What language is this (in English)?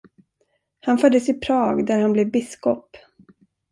Swedish